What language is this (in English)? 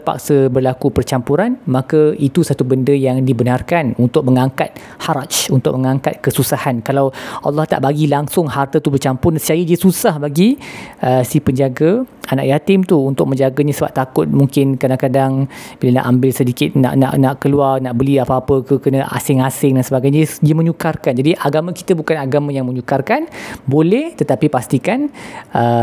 Malay